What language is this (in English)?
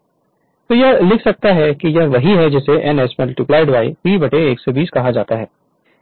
Hindi